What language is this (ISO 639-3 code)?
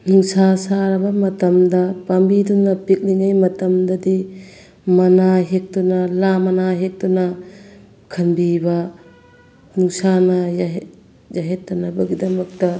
mni